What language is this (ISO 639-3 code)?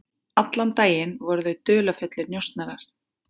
isl